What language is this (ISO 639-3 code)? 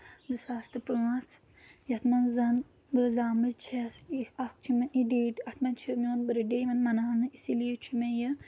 kas